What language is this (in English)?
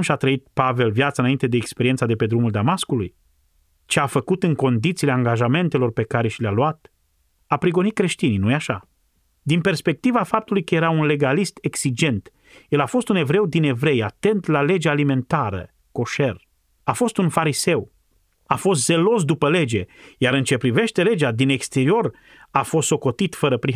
Romanian